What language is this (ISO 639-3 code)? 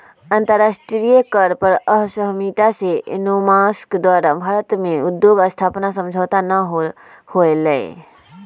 mag